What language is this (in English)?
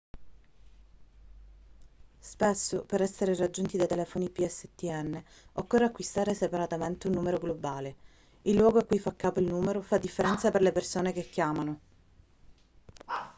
Italian